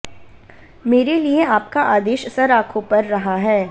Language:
Hindi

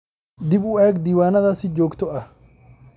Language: Somali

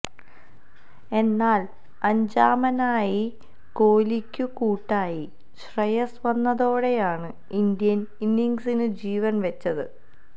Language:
Malayalam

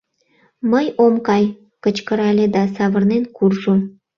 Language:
Mari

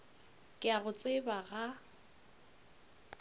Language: Northern Sotho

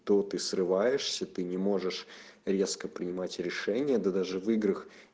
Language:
Russian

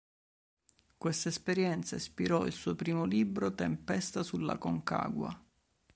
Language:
Italian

